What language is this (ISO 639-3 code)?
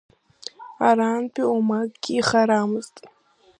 abk